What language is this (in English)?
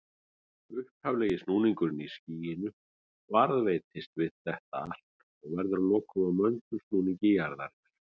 Icelandic